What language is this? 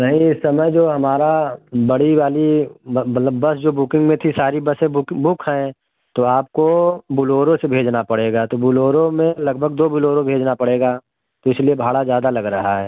Hindi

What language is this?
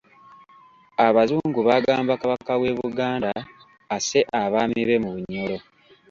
Ganda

